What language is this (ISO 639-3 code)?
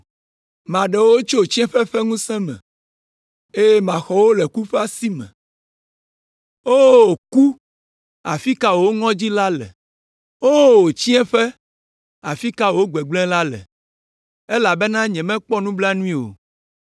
ewe